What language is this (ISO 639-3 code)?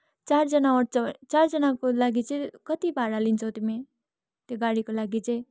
nep